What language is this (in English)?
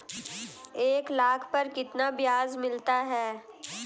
Hindi